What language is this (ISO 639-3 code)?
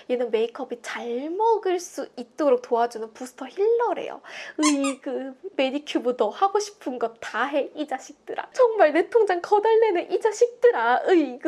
kor